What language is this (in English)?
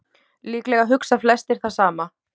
Icelandic